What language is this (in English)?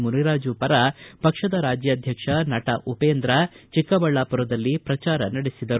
Kannada